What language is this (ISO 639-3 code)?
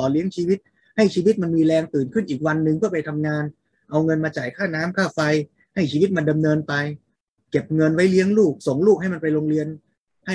tha